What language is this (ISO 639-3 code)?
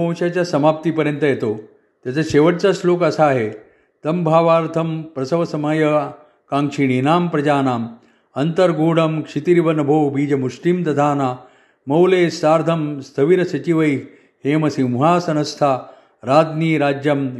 mar